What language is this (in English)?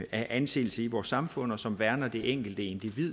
Danish